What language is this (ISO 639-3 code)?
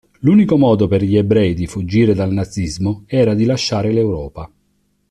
ita